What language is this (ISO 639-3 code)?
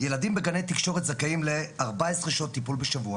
heb